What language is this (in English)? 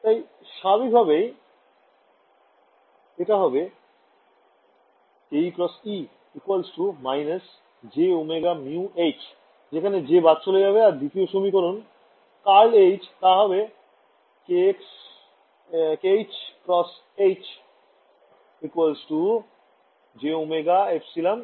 Bangla